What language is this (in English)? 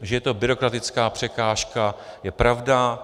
Czech